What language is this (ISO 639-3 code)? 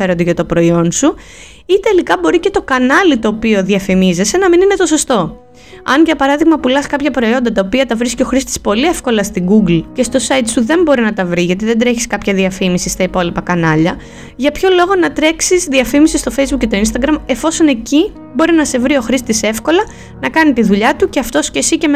ell